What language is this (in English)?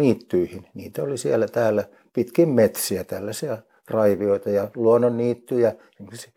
Finnish